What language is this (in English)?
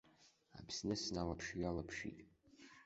Abkhazian